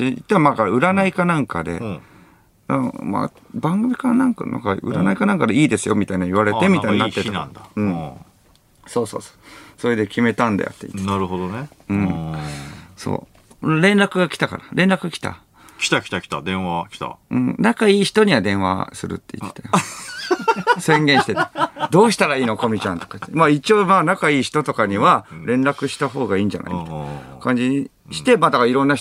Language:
Japanese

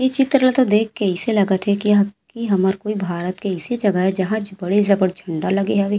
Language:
Chhattisgarhi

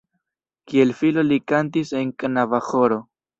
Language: Esperanto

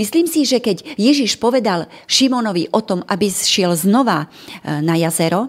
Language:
Slovak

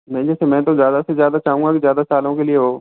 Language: Hindi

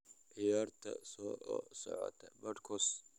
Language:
Somali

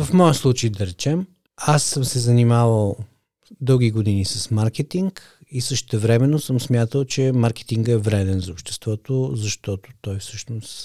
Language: Bulgarian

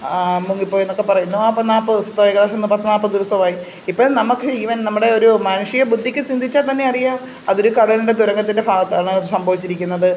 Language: Malayalam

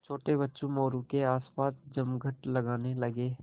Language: Hindi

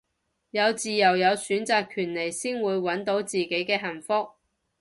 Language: Cantonese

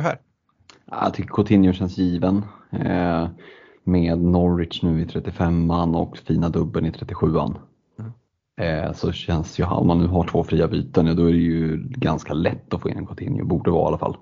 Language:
Swedish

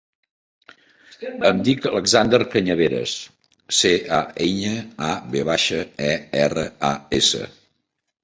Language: Catalan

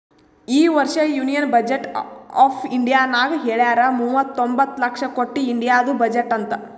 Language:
Kannada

